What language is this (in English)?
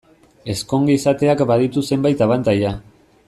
Basque